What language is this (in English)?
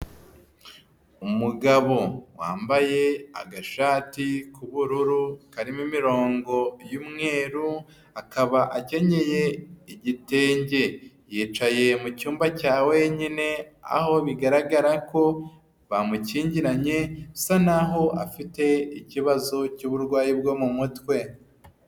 Kinyarwanda